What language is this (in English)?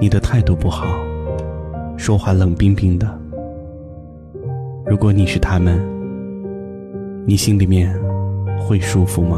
Chinese